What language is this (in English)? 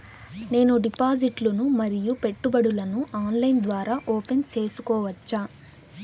Telugu